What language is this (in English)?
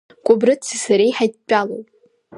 Abkhazian